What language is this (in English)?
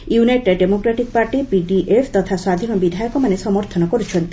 Odia